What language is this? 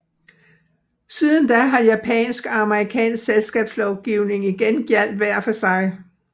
Danish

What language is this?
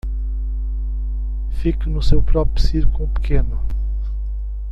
Portuguese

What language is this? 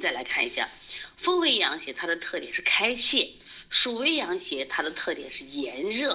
Chinese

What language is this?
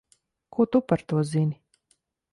Latvian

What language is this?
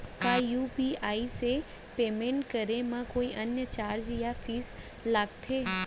Chhattisgarhi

